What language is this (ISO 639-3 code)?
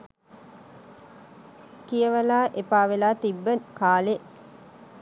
sin